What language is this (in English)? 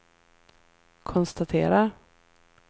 Swedish